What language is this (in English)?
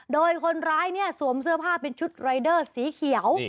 Thai